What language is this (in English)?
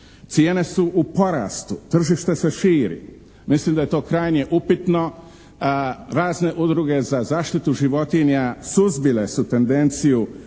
Croatian